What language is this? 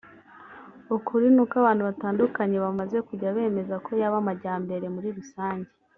Kinyarwanda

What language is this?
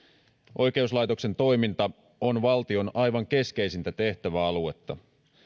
Finnish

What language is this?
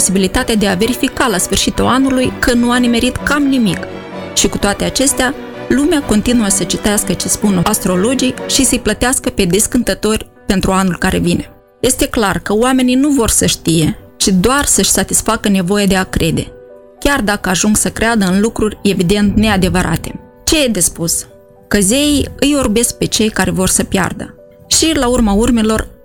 Romanian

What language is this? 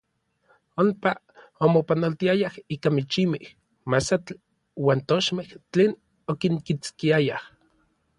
Orizaba Nahuatl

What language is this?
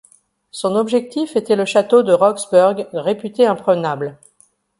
French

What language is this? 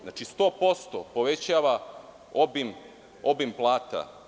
Serbian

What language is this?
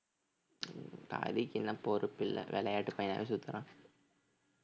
Tamil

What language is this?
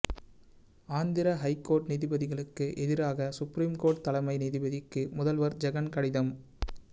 Tamil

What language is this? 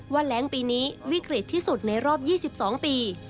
Thai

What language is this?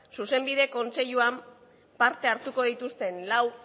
Basque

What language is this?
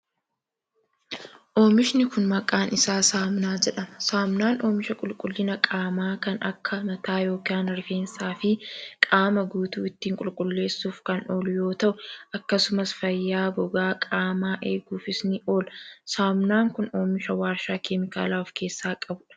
Oromo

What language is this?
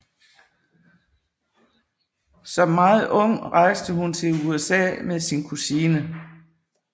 Danish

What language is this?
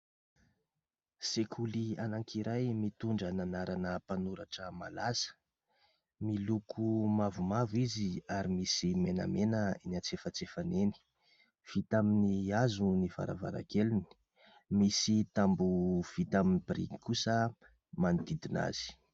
Malagasy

